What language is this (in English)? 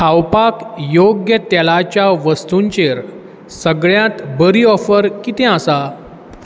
Konkani